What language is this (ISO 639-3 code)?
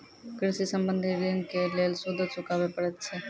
mai